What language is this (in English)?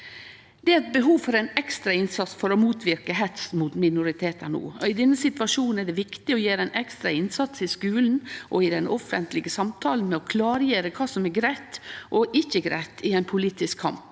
Norwegian